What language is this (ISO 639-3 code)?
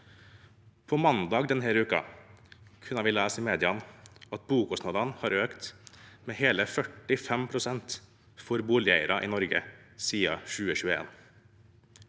nor